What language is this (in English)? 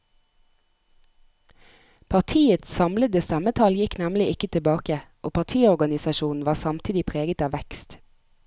Norwegian